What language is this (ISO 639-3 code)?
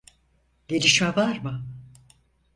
tur